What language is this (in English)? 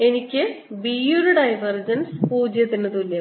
Malayalam